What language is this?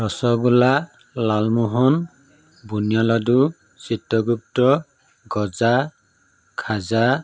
Assamese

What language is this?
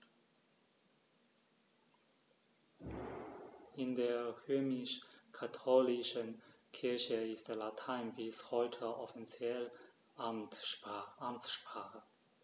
German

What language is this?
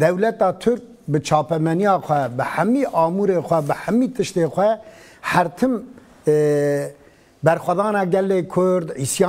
Turkish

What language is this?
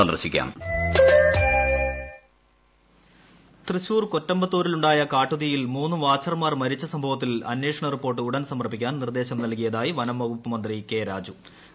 Malayalam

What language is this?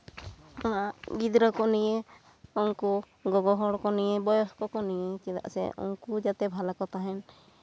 Santali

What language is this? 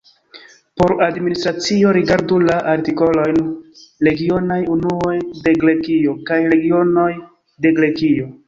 Esperanto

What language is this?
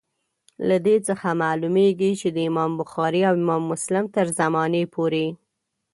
Pashto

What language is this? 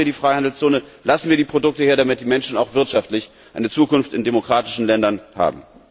German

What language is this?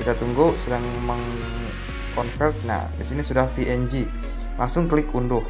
Indonesian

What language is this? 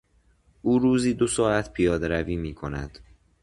Persian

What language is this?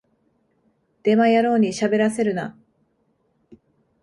Japanese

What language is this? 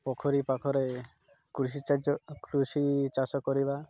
Odia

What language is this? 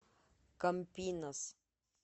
Russian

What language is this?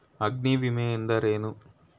Kannada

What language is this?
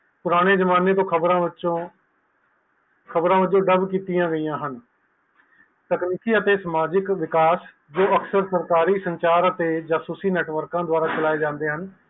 Punjabi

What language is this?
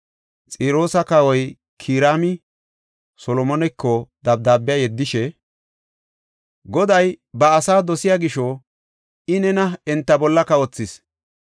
Gofa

